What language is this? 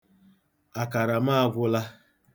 Igbo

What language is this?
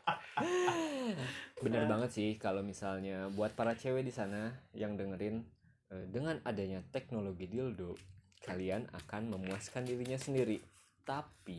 Indonesian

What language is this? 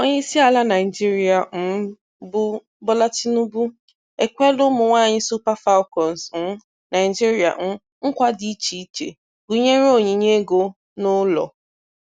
Igbo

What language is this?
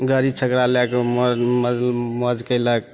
Maithili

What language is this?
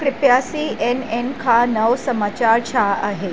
Sindhi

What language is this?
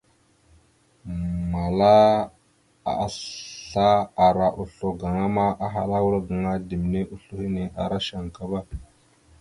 Mada (Cameroon)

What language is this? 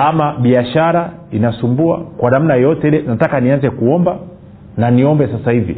Swahili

